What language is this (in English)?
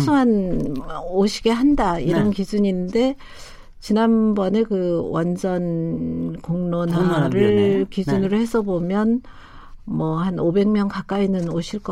Korean